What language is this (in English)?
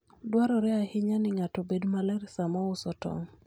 Luo (Kenya and Tanzania)